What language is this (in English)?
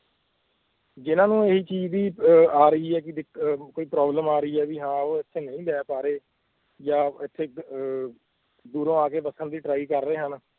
Punjabi